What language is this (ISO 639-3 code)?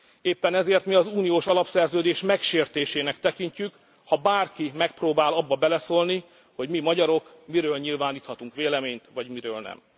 hun